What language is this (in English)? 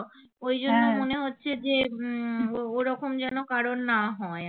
Bangla